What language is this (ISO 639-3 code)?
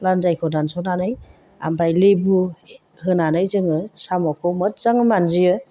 brx